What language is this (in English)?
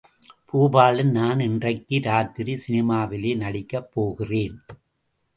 Tamil